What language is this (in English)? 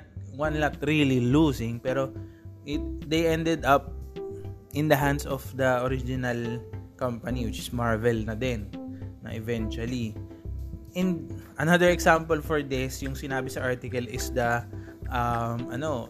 Filipino